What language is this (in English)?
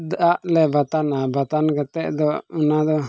Santali